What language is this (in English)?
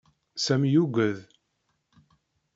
Kabyle